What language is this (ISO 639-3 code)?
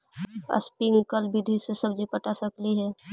mag